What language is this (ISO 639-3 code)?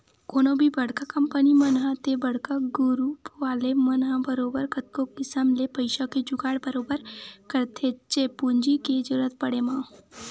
hne